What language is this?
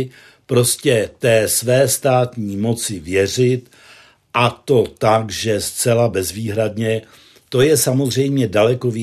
Czech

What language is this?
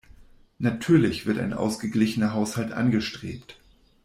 German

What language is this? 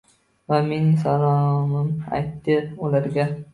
Uzbek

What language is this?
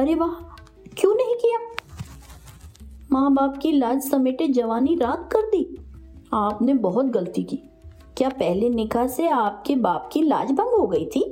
Hindi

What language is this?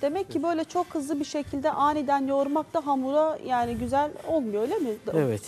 Turkish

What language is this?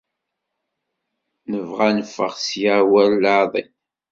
Kabyle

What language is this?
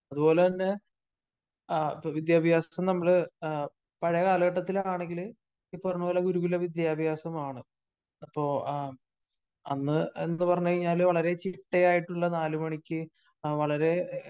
Malayalam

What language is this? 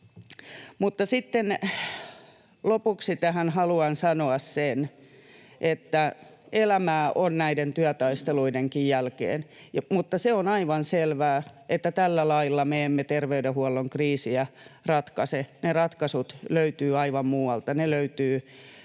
Finnish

